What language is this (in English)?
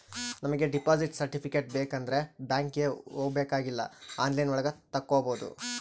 Kannada